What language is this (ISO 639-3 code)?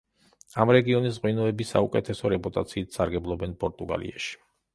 kat